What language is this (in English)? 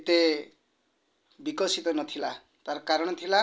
Odia